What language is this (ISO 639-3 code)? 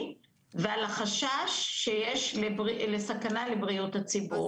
heb